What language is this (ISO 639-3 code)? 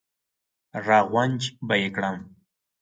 pus